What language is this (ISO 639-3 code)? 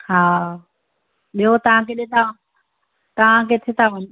snd